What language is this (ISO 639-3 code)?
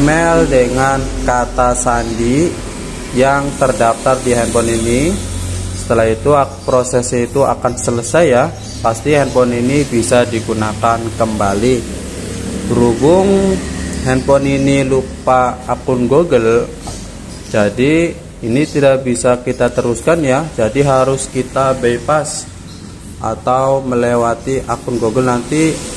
ind